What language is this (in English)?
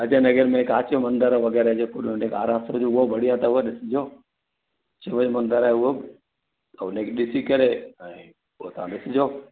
Sindhi